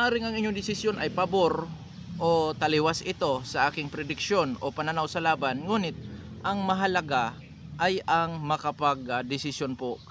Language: Filipino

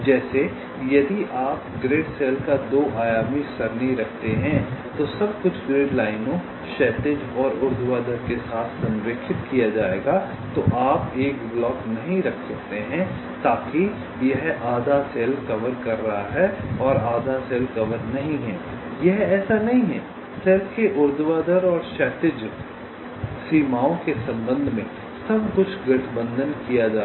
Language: Hindi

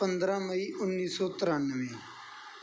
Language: Punjabi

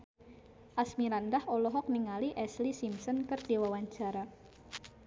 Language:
Sundanese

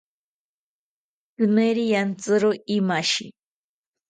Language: South Ucayali Ashéninka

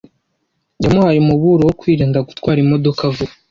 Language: Kinyarwanda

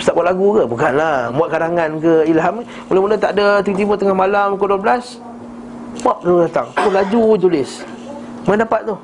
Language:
Malay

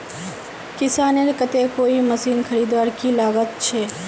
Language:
Magahi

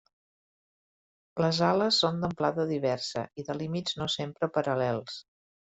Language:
Catalan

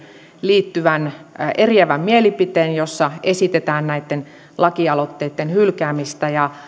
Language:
Finnish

